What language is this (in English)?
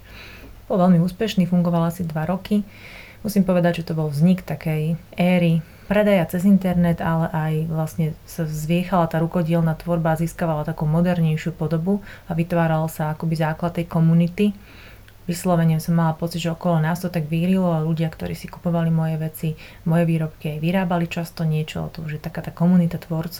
Slovak